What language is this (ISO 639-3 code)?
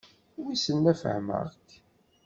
kab